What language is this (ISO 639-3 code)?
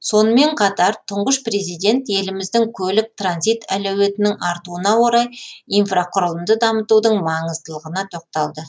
kaz